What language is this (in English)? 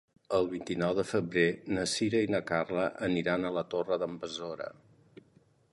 Catalan